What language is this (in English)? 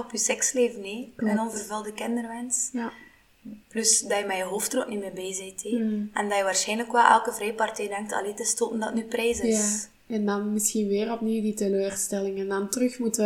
Dutch